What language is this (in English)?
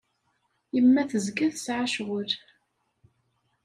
Kabyle